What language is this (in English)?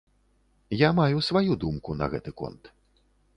Belarusian